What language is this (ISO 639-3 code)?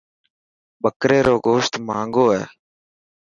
mki